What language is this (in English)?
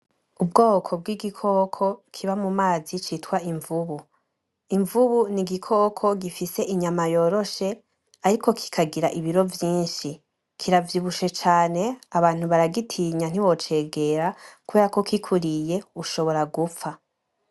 Rundi